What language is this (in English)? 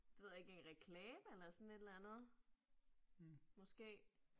Danish